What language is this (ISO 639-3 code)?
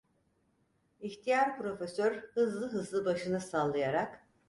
tur